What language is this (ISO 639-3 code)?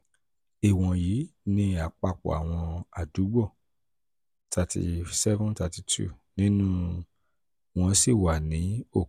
yor